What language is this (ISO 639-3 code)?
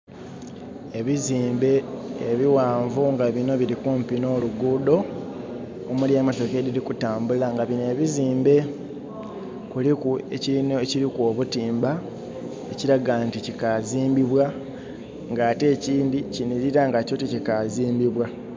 xog